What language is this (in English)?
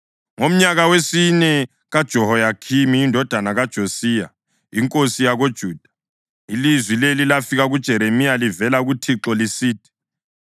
North Ndebele